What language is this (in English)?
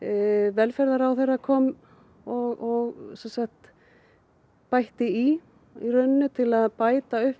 Icelandic